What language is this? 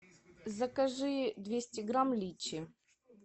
Russian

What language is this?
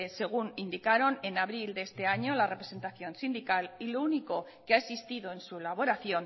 Spanish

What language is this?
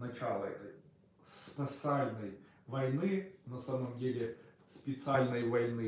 Russian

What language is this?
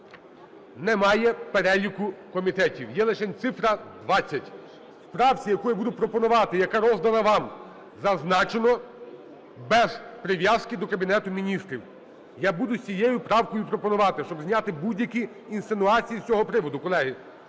Ukrainian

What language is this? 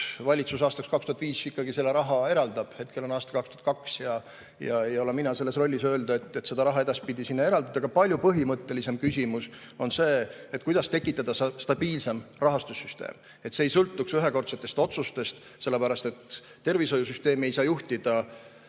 Estonian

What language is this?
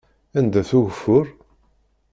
Kabyle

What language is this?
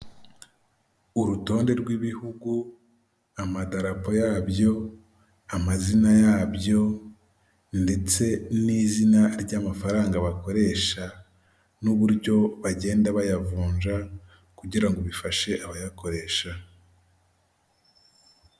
Kinyarwanda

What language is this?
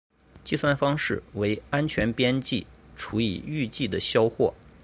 Chinese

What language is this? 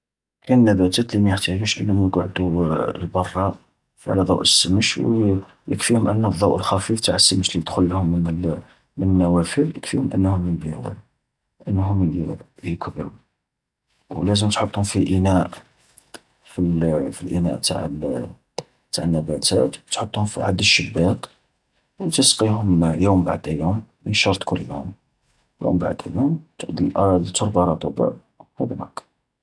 Algerian Arabic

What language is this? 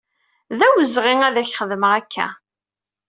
Kabyle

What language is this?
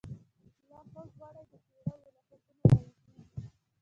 Pashto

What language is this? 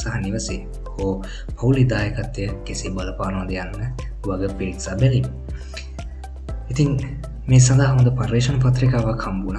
Indonesian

